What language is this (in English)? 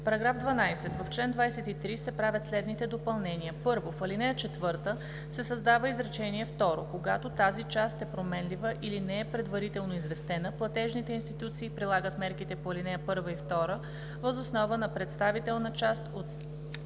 Bulgarian